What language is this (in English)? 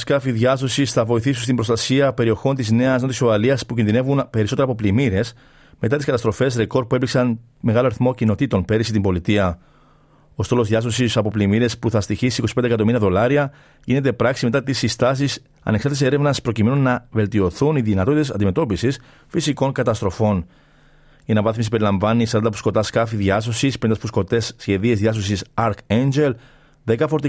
Greek